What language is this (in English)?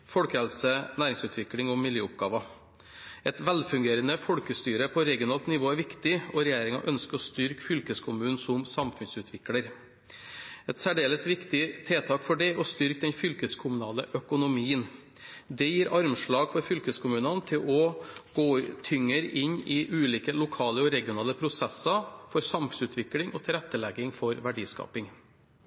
Norwegian Bokmål